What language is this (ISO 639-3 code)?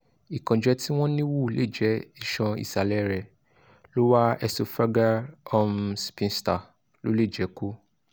yor